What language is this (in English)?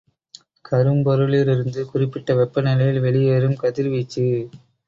Tamil